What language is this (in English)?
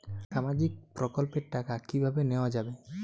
Bangla